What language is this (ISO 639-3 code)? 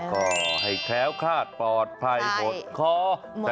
tha